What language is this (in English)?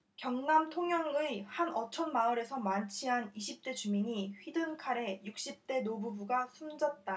Korean